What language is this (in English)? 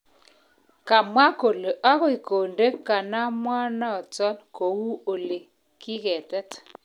Kalenjin